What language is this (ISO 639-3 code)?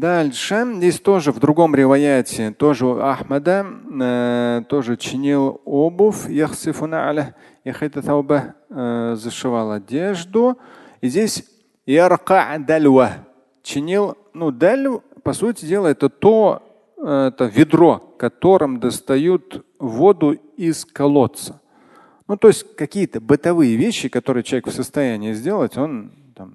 rus